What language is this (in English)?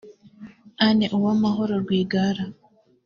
Kinyarwanda